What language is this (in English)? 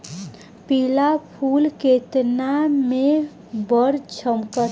Bhojpuri